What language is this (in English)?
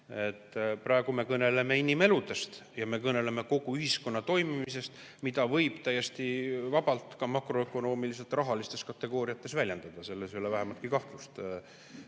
Estonian